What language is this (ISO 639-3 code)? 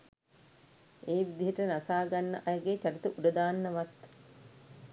sin